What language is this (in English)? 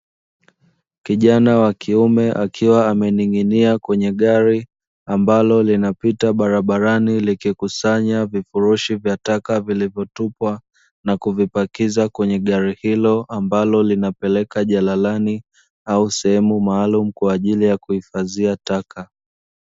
Swahili